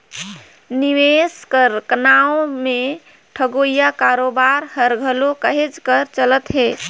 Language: Chhattisgarhi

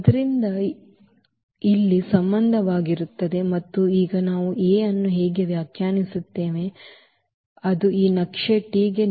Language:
Kannada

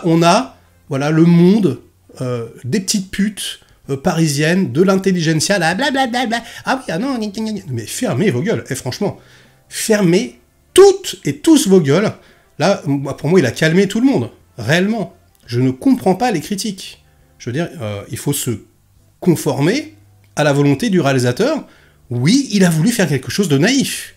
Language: French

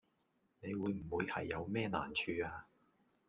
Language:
Cantonese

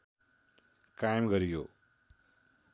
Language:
Nepali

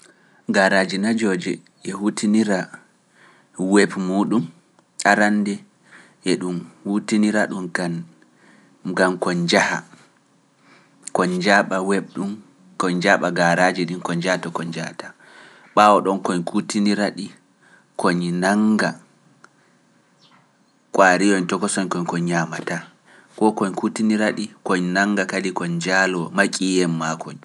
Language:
Pular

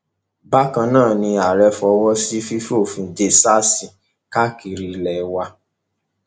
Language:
Yoruba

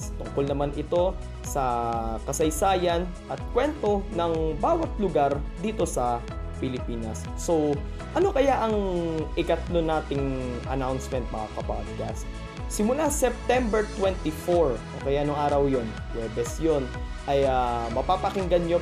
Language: Filipino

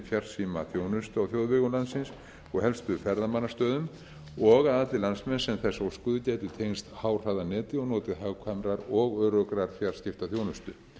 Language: Icelandic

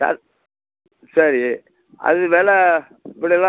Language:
Tamil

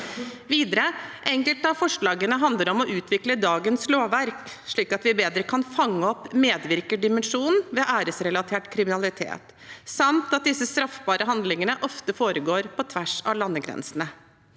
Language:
Norwegian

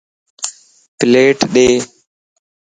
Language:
Lasi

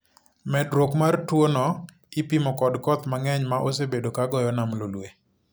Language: Luo (Kenya and Tanzania)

